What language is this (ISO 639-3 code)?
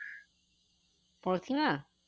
ben